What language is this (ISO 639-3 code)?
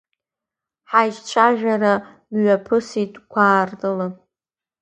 abk